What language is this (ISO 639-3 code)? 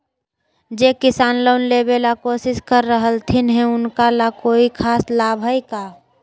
mag